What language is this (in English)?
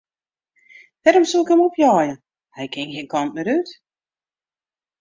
Western Frisian